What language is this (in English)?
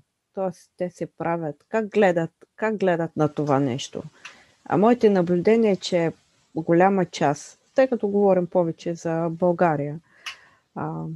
Bulgarian